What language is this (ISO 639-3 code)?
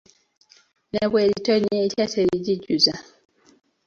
lug